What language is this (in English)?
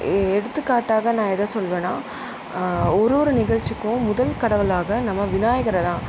Tamil